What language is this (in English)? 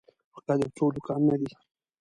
Pashto